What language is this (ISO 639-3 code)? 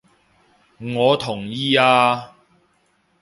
yue